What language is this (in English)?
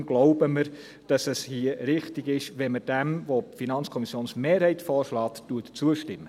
Swiss German